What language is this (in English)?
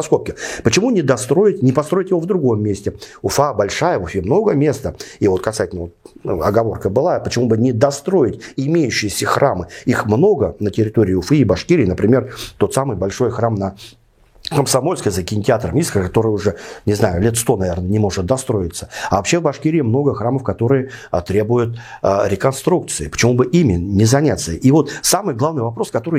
Russian